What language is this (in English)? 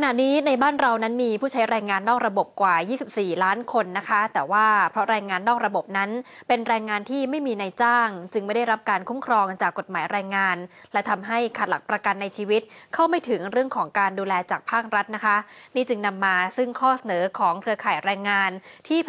Thai